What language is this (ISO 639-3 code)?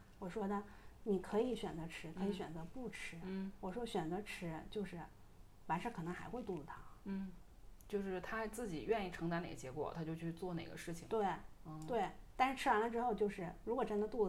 zho